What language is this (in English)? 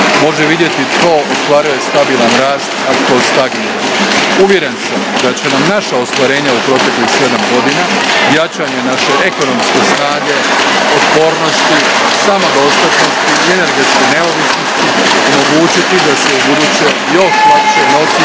Croatian